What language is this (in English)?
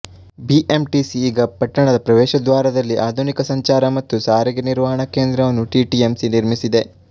Kannada